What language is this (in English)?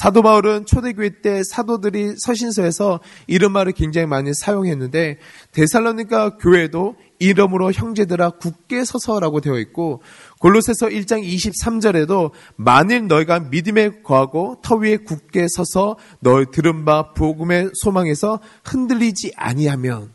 Korean